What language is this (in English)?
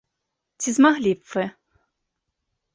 Belarusian